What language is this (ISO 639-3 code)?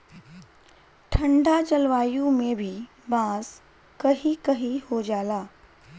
bho